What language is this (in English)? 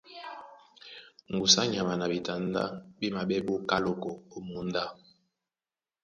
Duala